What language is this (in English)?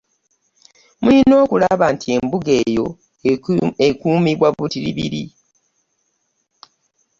Ganda